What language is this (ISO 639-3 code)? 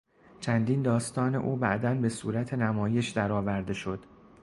fas